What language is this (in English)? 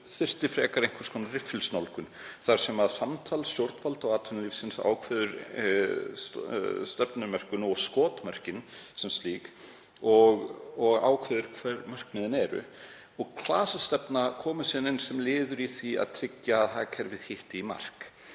Icelandic